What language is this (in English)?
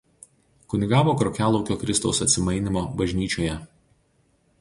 Lithuanian